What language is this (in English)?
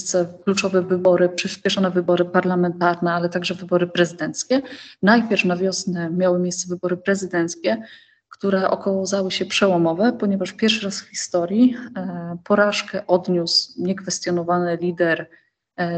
Polish